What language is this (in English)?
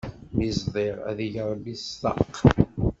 Kabyle